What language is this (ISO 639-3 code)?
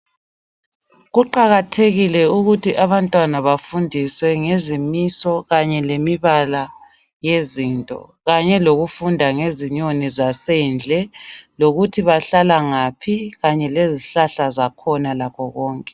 nde